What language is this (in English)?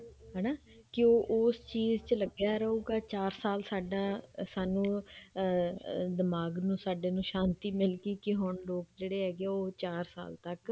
Punjabi